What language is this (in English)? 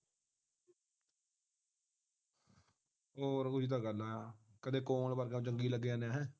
Punjabi